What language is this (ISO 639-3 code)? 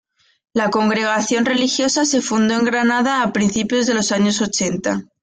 spa